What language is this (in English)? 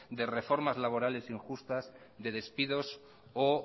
Spanish